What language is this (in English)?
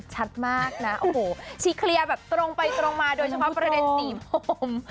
Thai